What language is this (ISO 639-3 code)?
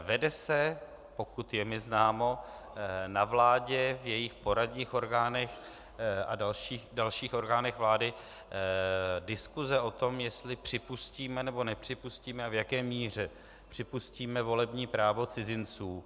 ces